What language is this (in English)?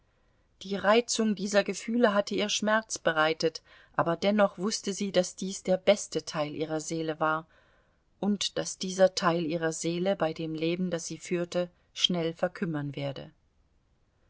German